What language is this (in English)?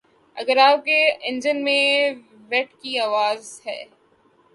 Urdu